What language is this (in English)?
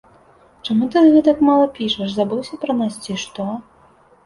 Belarusian